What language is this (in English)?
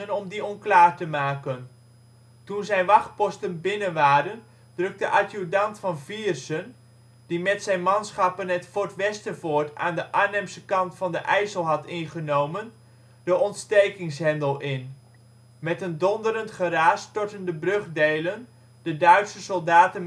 Dutch